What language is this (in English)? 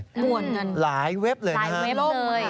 Thai